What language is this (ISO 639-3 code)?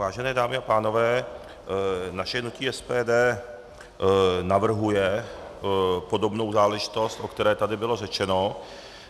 ces